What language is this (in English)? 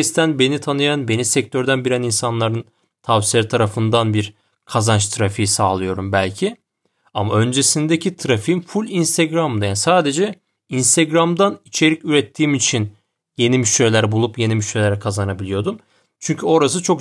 Turkish